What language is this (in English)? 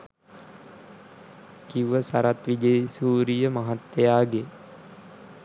Sinhala